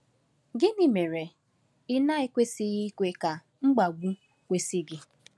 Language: Igbo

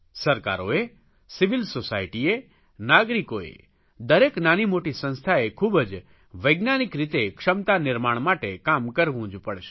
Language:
Gujarati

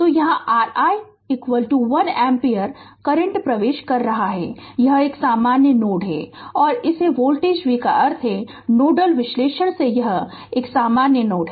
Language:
Hindi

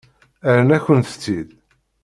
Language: Kabyle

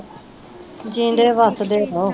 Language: Punjabi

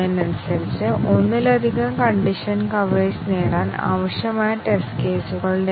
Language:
Malayalam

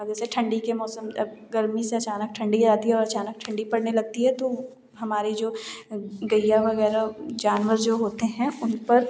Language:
Hindi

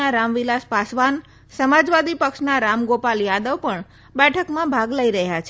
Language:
Gujarati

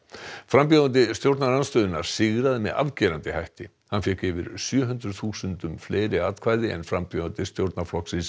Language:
Icelandic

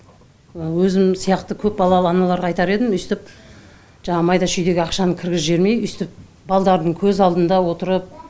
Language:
Kazakh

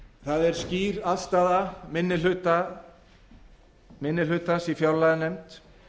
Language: Icelandic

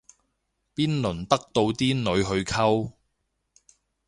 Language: Cantonese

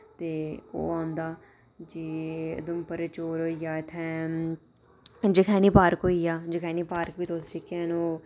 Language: Dogri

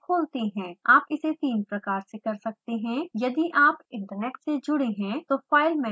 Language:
Hindi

